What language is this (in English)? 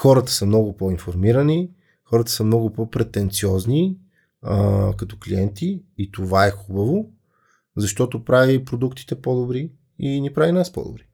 Bulgarian